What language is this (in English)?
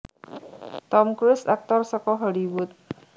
Javanese